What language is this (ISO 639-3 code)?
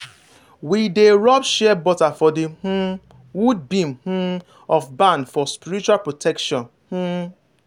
pcm